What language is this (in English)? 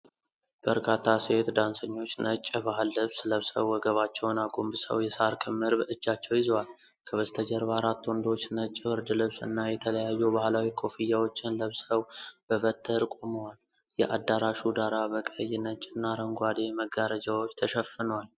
Amharic